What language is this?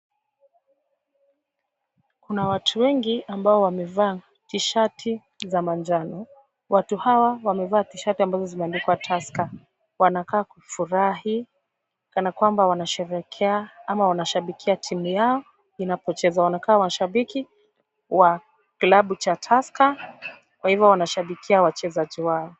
Swahili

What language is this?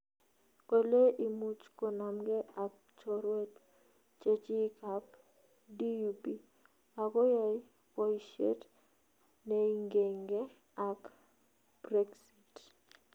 Kalenjin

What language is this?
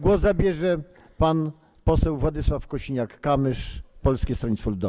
Polish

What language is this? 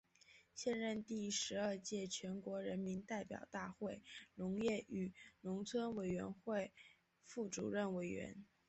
Chinese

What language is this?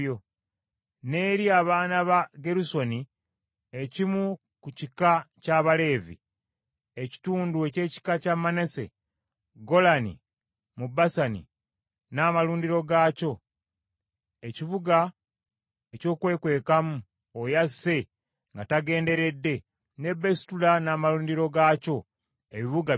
Ganda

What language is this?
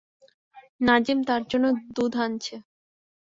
Bangla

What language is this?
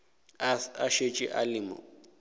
Northern Sotho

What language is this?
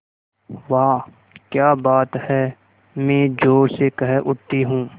Hindi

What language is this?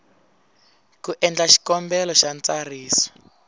Tsonga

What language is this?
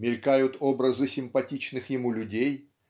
Russian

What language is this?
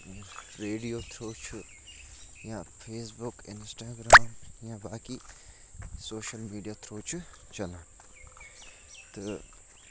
Kashmiri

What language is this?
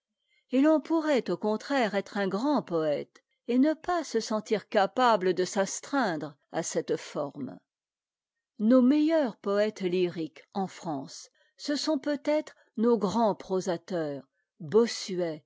French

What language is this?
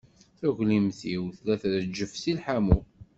Kabyle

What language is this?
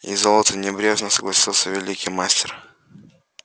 Russian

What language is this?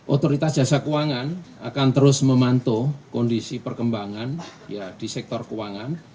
Indonesian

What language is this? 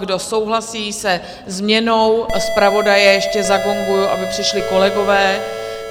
Czech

